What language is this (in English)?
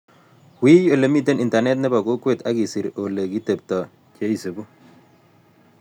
Kalenjin